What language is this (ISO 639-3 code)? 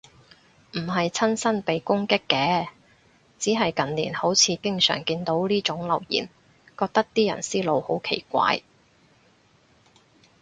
yue